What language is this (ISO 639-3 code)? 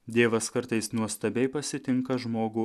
lit